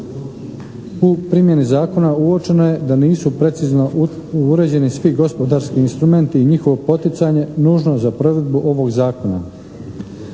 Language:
Croatian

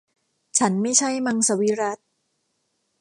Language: Thai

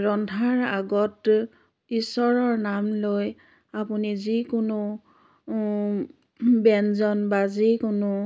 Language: Assamese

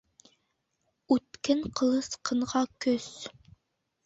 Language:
Bashkir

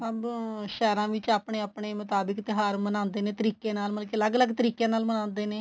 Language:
Punjabi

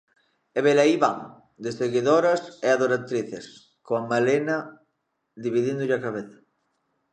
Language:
Galician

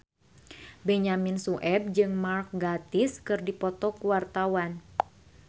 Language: Sundanese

